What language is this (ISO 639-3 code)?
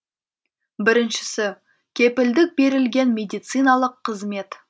kaz